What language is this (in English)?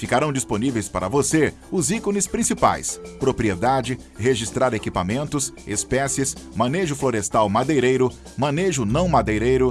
Portuguese